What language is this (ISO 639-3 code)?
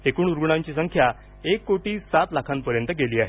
mar